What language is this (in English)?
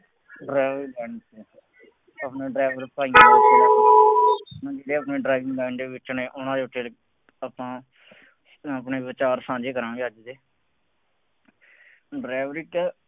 Punjabi